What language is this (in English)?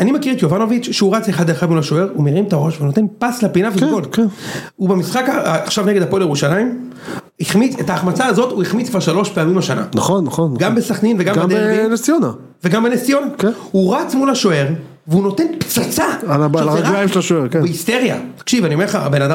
Hebrew